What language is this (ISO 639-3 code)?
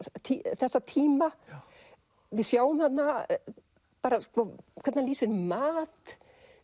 isl